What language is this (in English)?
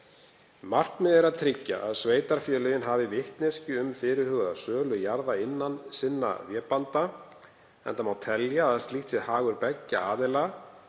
Icelandic